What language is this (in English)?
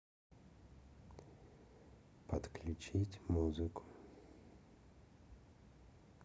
Russian